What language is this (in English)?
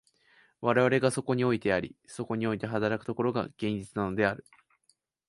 Japanese